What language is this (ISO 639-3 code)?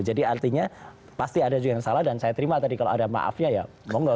ind